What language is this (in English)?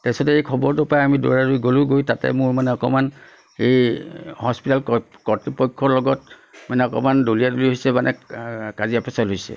Assamese